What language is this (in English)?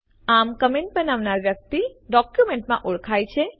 Gujarati